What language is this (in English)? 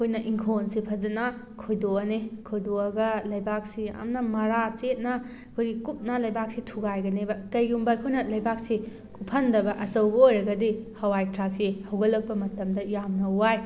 Manipuri